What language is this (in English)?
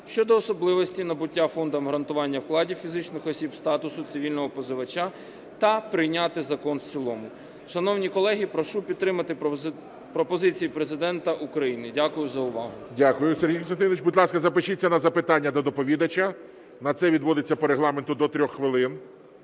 Ukrainian